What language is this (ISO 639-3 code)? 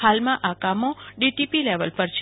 guj